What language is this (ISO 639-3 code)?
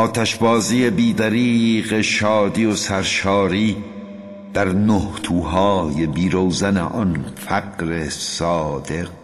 fas